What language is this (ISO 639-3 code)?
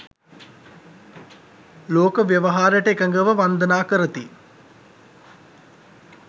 sin